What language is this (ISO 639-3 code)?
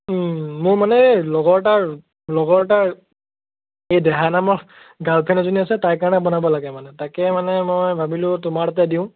asm